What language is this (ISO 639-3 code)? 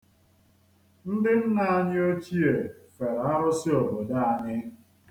ibo